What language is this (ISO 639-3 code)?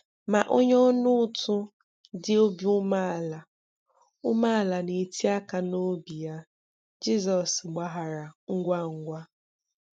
ibo